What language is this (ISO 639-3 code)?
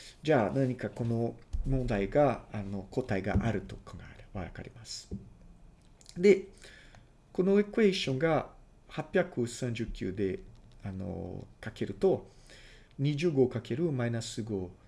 jpn